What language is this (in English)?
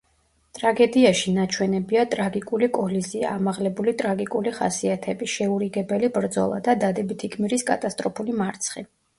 Georgian